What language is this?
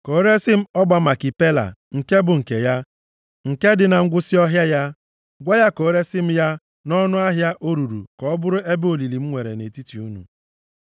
Igbo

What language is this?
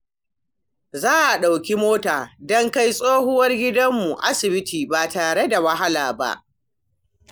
Hausa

